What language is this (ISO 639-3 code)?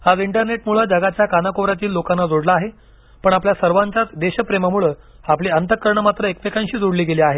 mar